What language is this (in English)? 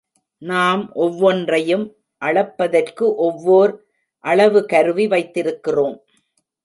Tamil